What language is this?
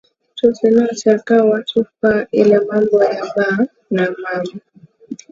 Swahili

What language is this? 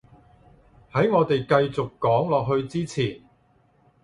Cantonese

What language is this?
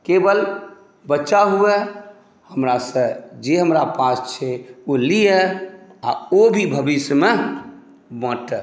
Maithili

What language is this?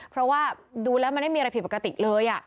Thai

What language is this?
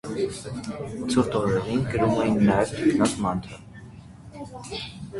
Armenian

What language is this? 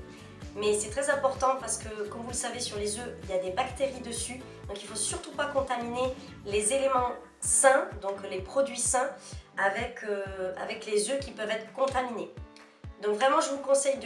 French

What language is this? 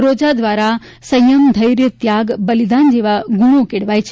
Gujarati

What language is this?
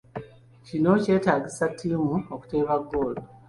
Ganda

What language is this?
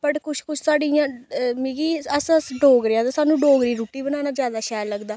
Dogri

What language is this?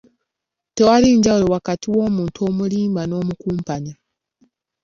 Ganda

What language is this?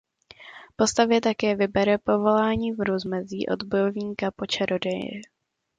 Czech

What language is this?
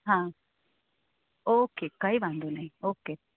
Gujarati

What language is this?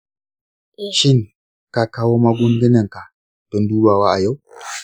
Hausa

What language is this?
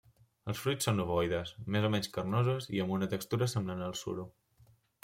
Catalan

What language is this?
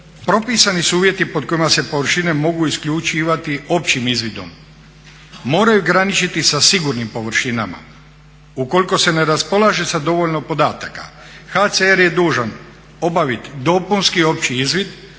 Croatian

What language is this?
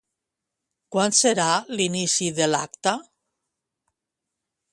Catalan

